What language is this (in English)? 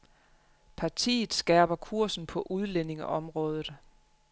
Danish